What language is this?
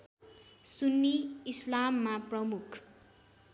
Nepali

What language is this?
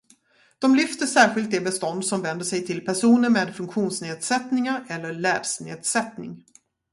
Swedish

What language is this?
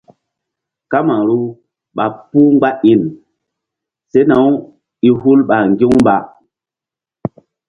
Mbum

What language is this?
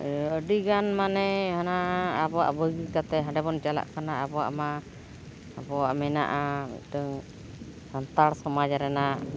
Santali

